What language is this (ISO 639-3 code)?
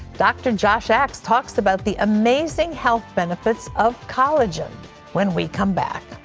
eng